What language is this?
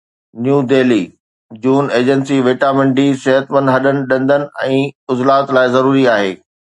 Sindhi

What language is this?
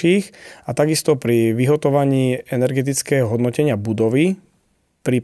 Slovak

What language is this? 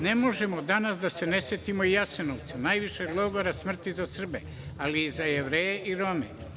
Serbian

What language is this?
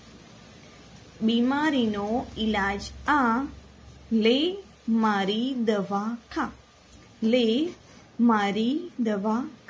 Gujarati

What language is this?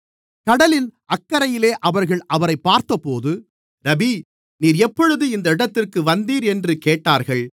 Tamil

